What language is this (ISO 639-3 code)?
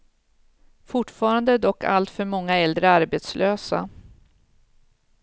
swe